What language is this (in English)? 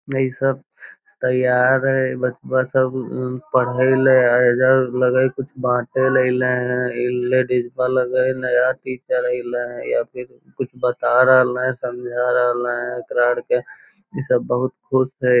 Magahi